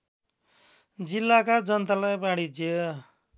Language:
Nepali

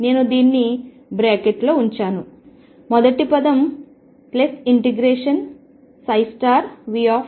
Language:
Telugu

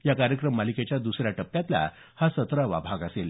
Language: Marathi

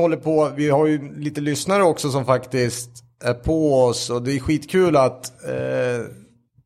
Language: Swedish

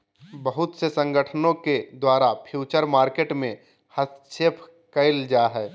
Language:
Magahi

